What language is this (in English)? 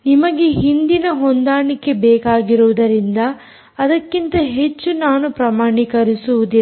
Kannada